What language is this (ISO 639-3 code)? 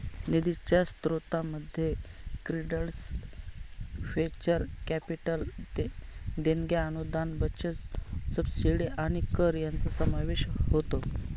mar